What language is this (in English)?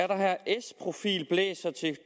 Danish